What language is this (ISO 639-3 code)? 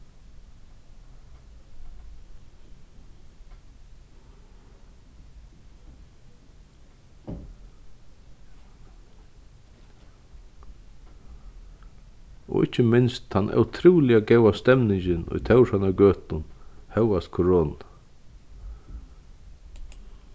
fao